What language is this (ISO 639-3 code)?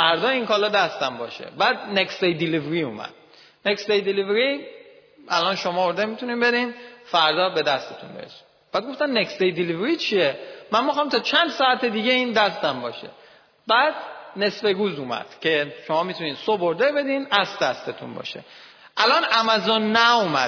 fas